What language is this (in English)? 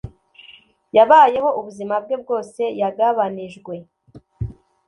Kinyarwanda